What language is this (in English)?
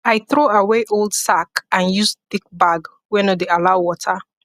Nigerian Pidgin